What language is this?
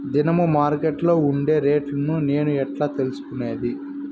Telugu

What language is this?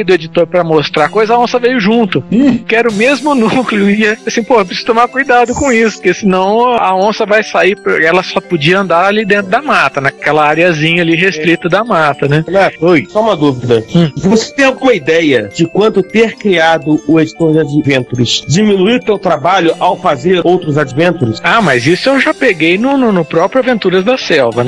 Portuguese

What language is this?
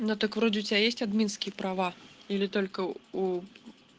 Russian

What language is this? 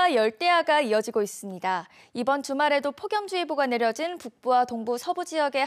Korean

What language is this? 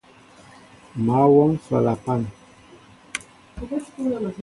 Mbo (Cameroon)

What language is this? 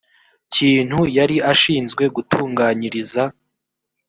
Kinyarwanda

